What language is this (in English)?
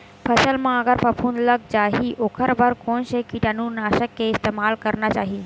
Chhattisgarhi